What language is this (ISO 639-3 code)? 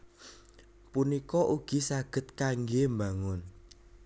jav